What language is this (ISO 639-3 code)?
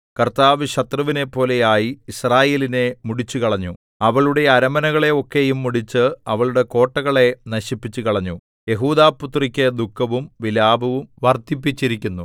mal